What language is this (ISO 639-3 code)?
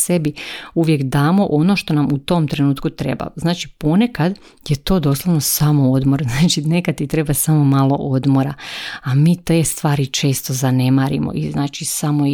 hrv